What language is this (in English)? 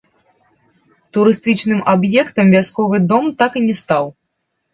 Belarusian